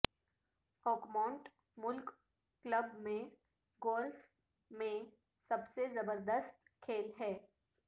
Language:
Urdu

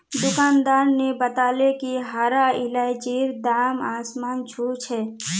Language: Magahi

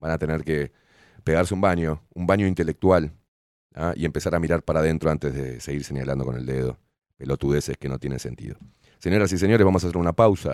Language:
Spanish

